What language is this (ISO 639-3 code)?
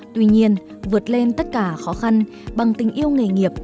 vie